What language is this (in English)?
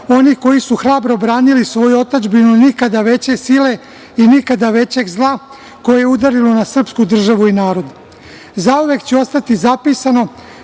Serbian